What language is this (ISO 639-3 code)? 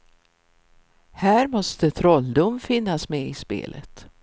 swe